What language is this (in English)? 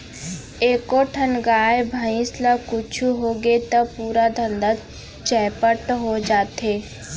Chhattisgarhi